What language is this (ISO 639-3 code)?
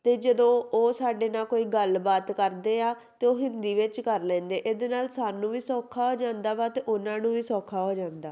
pan